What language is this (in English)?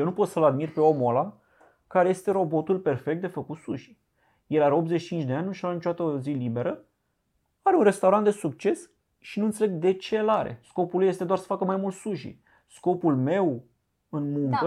Romanian